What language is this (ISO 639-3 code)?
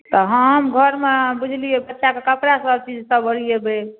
mai